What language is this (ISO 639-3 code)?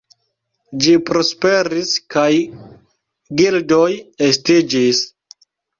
epo